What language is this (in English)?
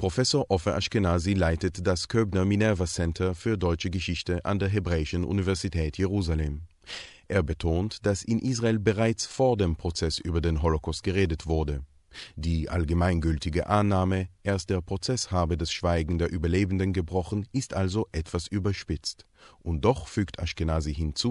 German